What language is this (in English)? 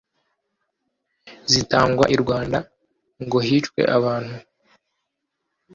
Kinyarwanda